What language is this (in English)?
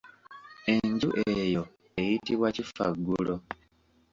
Ganda